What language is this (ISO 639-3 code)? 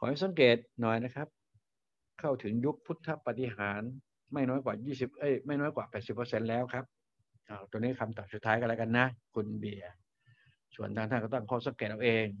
tha